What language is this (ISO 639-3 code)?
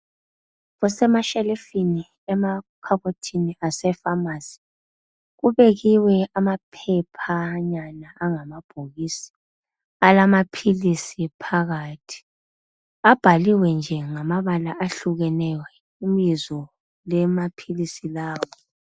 nde